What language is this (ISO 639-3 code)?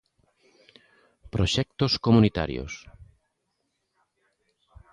glg